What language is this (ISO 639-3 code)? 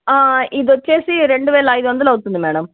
tel